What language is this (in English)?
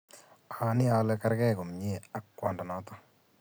Kalenjin